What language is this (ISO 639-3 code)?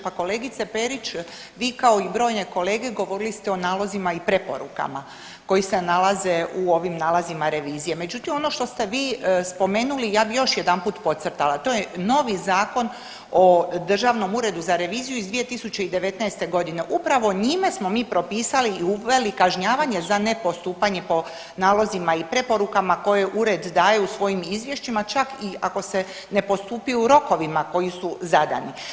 hrv